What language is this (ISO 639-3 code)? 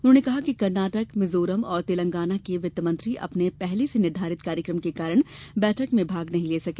hin